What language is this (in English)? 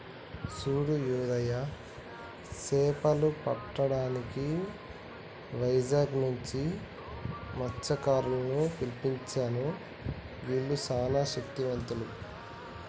Telugu